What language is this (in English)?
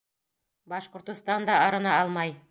Bashkir